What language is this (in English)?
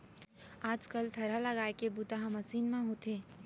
Chhattisgarhi